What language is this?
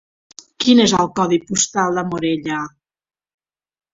Catalan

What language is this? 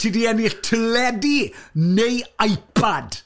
Welsh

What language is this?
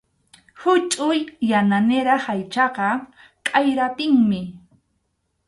Arequipa-La Unión Quechua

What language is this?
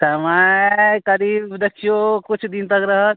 Maithili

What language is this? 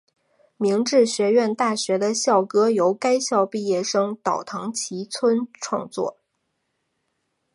Chinese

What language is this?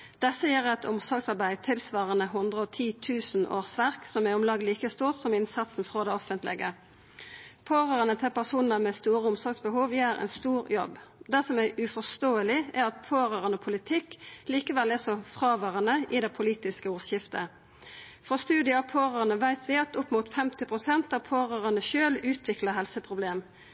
Norwegian Nynorsk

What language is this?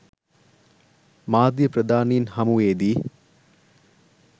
Sinhala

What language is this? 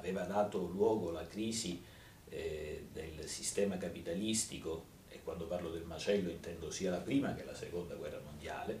Italian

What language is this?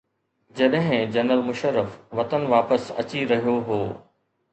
Sindhi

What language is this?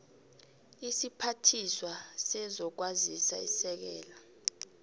South Ndebele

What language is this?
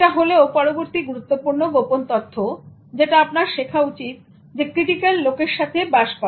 Bangla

